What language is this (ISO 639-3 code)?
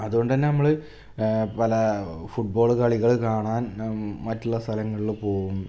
mal